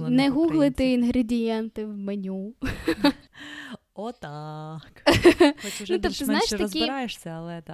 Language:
Ukrainian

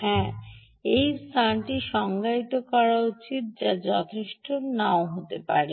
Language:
Bangla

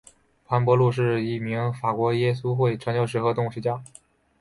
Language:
Chinese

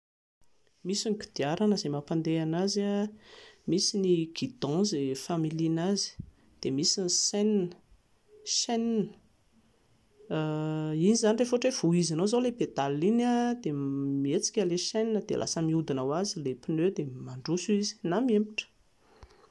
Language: Malagasy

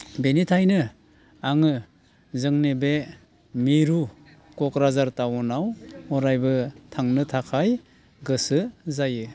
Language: Bodo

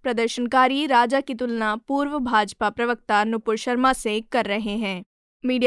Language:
Hindi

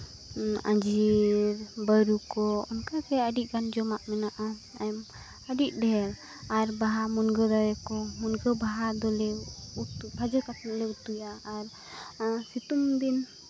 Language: Santali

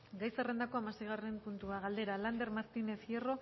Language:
Basque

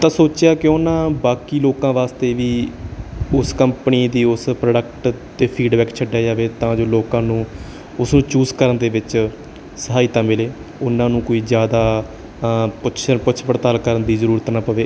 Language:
Punjabi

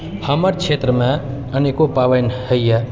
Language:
Maithili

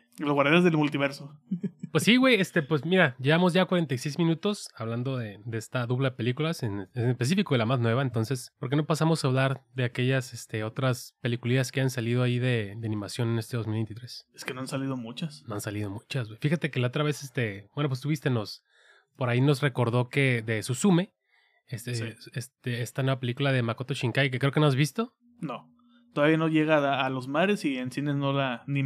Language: Spanish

